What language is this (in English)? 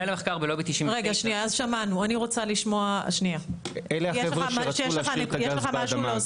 Hebrew